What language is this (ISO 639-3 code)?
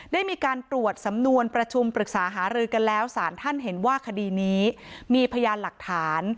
tha